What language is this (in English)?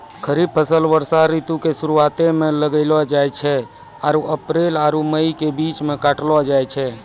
Maithili